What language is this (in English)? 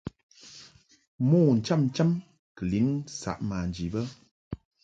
Mungaka